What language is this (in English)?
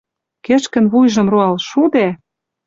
Western Mari